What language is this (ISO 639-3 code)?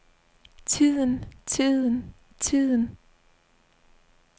dan